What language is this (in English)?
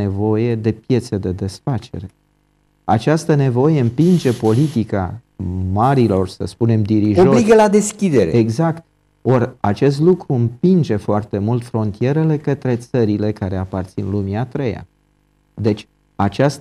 Romanian